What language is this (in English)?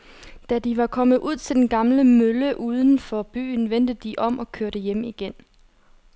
Danish